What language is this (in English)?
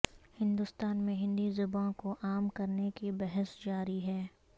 Urdu